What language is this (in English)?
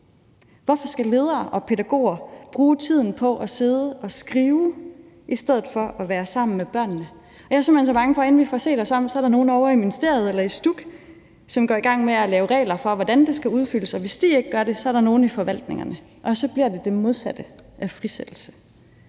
Danish